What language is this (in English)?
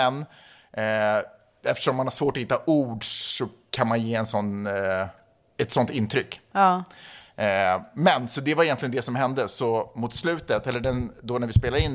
Swedish